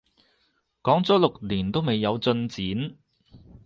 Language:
Cantonese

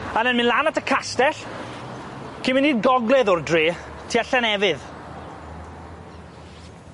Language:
Welsh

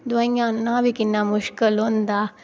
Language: Dogri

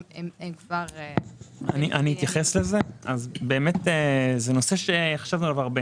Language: Hebrew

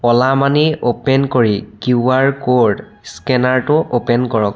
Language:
Assamese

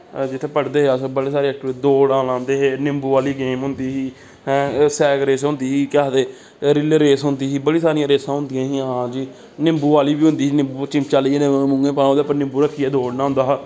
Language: Dogri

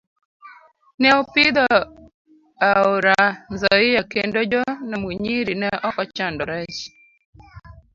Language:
Luo (Kenya and Tanzania)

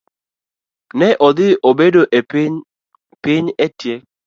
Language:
Luo (Kenya and Tanzania)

